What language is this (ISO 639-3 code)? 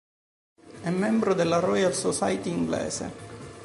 ita